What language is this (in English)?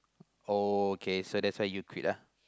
English